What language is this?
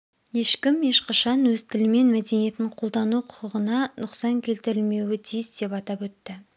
Kazakh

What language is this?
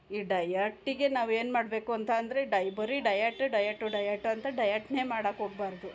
Kannada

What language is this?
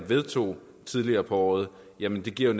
Danish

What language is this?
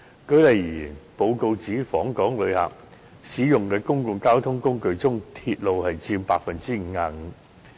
Cantonese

